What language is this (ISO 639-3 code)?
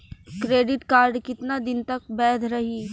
bho